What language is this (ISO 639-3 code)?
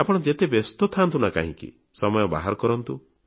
ori